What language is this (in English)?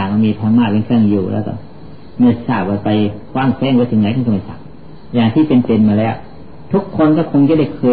Thai